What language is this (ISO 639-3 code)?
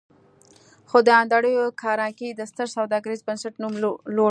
pus